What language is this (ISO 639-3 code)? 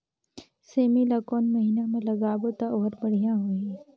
hne